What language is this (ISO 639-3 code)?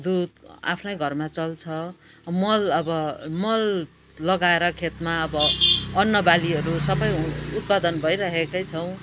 nep